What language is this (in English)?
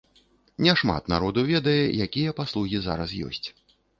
Belarusian